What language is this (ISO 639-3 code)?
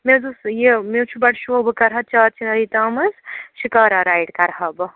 kas